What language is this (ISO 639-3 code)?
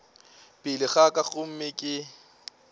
nso